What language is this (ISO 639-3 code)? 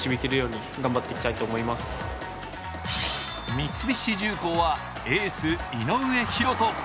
jpn